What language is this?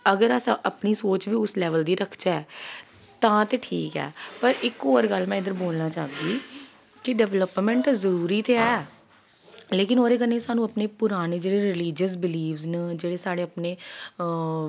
Dogri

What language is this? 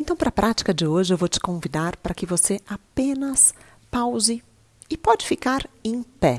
Portuguese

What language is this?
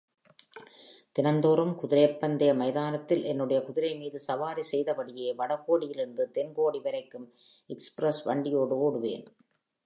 Tamil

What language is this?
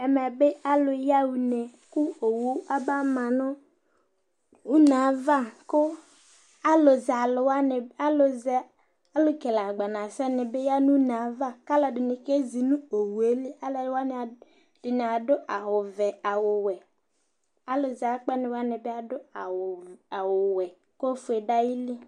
Ikposo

